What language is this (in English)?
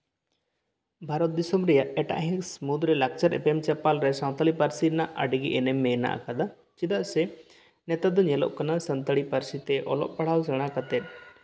Santali